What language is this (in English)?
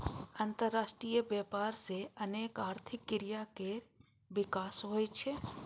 Maithili